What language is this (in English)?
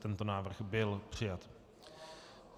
Czech